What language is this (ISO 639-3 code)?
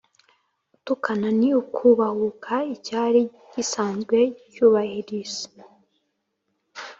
kin